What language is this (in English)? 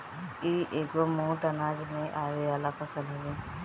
Bhojpuri